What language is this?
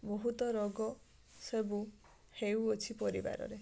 Odia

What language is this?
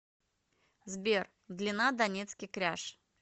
Russian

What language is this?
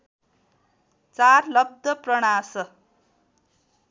Nepali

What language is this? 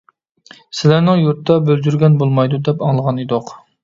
Uyghur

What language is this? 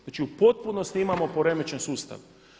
Croatian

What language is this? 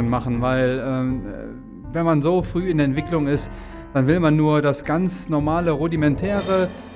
German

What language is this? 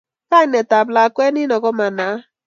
Kalenjin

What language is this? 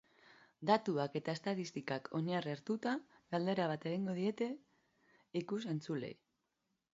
Basque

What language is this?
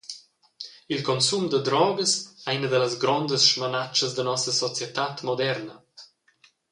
Romansh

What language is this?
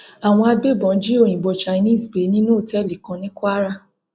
Yoruba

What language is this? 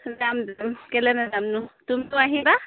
Assamese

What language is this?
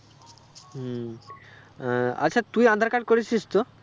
Bangla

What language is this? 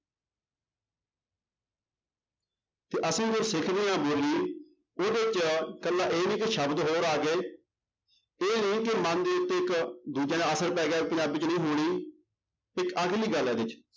Punjabi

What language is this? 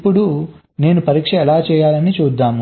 Telugu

